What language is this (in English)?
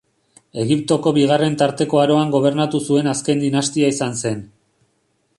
Basque